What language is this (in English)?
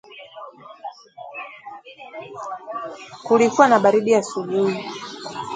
Swahili